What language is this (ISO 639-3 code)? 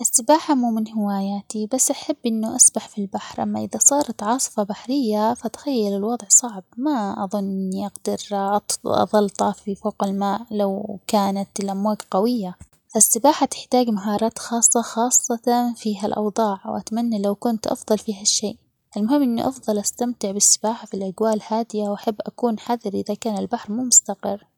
acx